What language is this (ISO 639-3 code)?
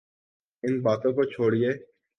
urd